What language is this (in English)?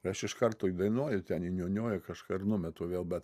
Lithuanian